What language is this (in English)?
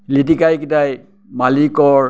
Assamese